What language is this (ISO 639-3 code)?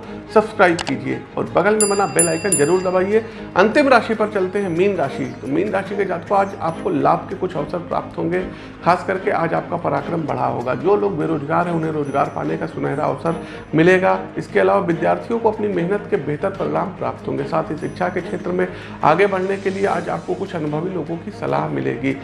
hin